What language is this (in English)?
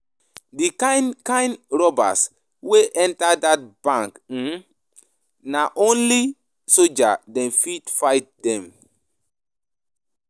Nigerian Pidgin